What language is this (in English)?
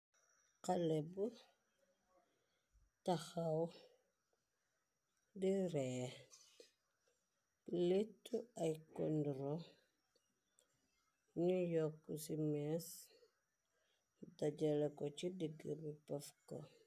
Wolof